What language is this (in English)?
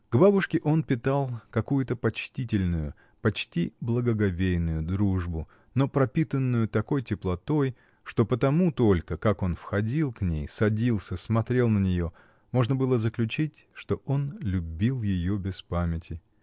Russian